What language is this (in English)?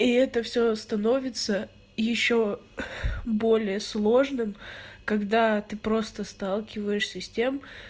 Russian